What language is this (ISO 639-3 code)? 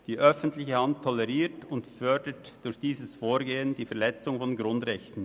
gsw